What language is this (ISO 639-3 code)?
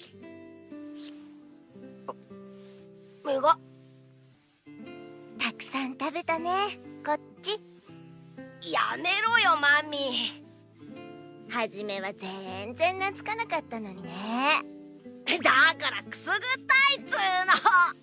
jpn